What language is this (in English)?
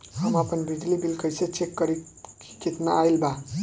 Bhojpuri